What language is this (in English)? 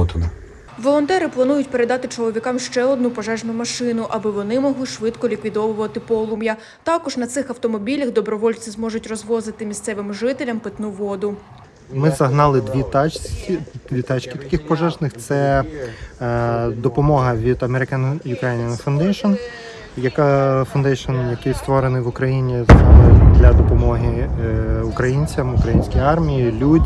Ukrainian